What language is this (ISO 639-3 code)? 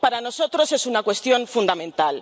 spa